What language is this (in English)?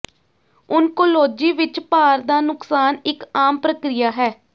Punjabi